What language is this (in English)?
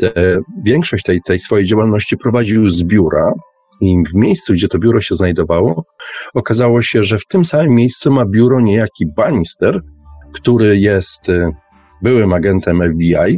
Polish